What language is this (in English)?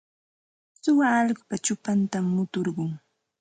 Santa Ana de Tusi Pasco Quechua